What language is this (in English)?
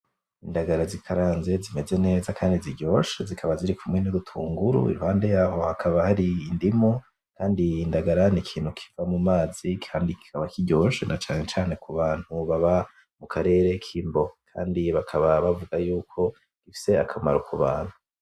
Rundi